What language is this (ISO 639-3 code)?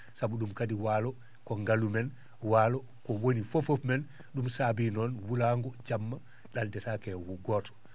ful